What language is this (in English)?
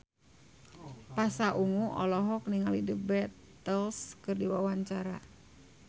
Sundanese